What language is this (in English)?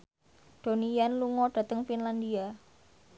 Javanese